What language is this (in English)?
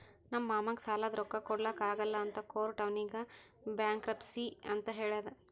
Kannada